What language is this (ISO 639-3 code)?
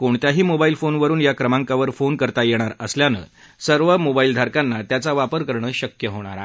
mar